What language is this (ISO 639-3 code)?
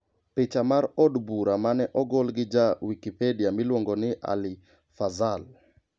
luo